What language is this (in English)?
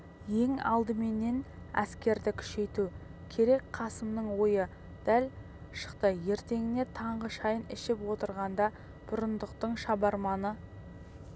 Kazakh